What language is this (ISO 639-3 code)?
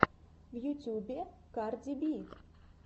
rus